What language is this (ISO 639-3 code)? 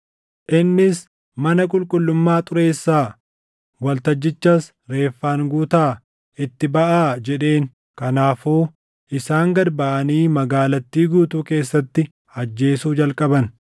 orm